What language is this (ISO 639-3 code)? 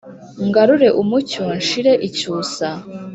kin